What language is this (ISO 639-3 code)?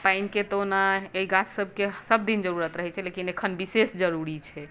mai